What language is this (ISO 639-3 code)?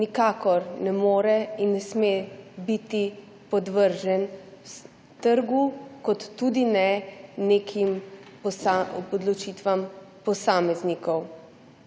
slv